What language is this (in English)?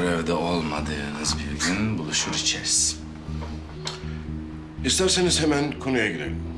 Turkish